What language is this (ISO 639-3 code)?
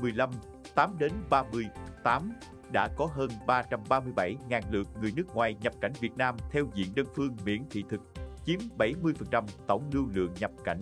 vie